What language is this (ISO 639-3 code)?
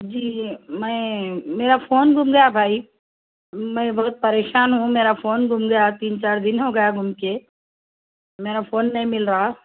urd